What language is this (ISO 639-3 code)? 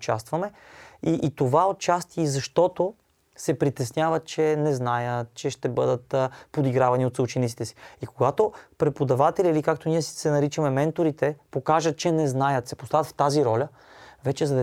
bul